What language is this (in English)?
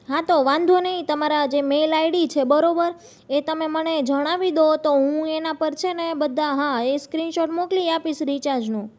Gujarati